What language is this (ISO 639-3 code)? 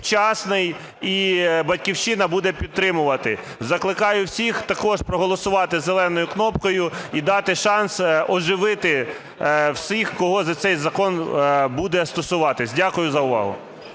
ukr